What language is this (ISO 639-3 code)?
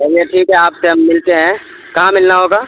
urd